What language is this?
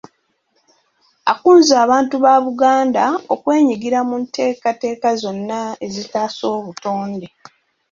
Ganda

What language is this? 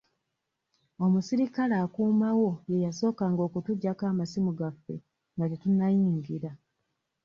Ganda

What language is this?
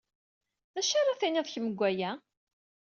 Kabyle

